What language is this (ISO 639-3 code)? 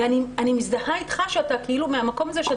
heb